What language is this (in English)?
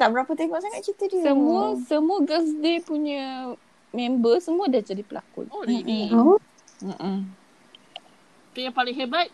Malay